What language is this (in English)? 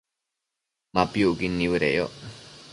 Matsés